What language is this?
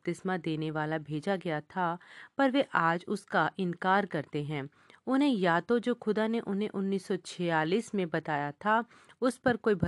Hindi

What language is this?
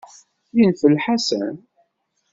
Kabyle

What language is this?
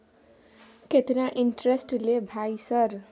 Maithili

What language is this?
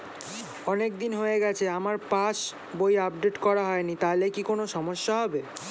Bangla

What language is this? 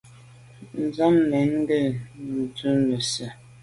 Medumba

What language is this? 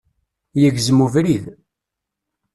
Kabyle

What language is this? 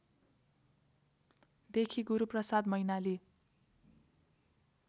Nepali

